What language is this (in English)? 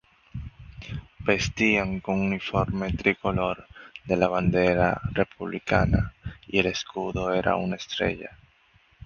Spanish